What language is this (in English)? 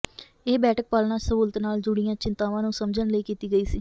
Punjabi